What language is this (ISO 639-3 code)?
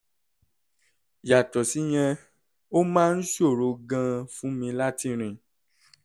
yor